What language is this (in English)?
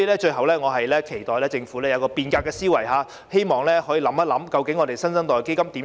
Cantonese